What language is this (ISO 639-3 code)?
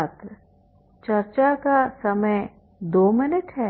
hin